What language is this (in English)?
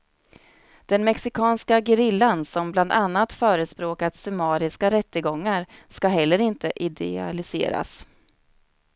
Swedish